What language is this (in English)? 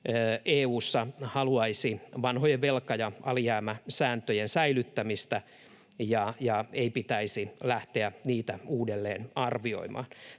Finnish